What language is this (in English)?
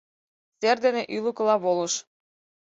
Mari